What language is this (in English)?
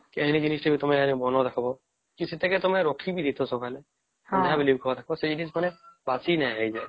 Odia